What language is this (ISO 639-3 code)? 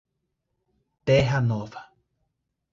por